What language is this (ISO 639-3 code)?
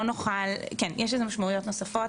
heb